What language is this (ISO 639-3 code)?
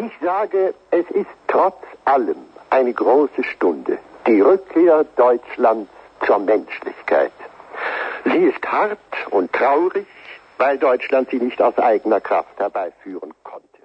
fas